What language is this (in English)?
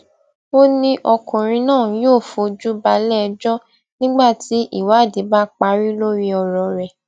Yoruba